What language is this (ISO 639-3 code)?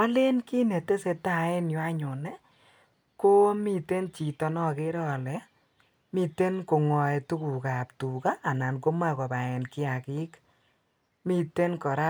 kln